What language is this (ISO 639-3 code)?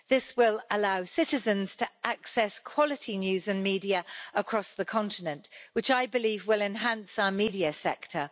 eng